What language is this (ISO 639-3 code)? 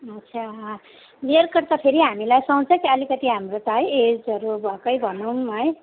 nep